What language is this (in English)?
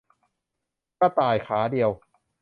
Thai